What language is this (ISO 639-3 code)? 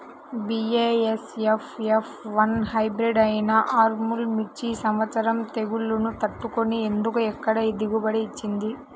tel